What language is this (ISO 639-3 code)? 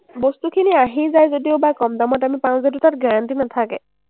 asm